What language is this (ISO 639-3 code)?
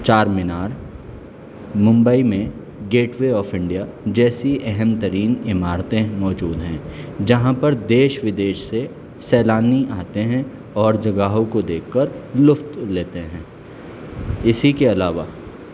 urd